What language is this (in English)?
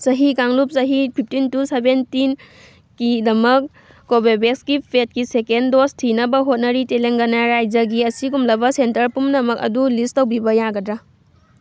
Manipuri